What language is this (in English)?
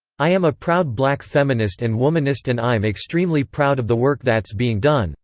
English